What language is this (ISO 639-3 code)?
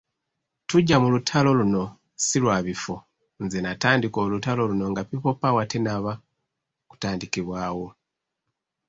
lug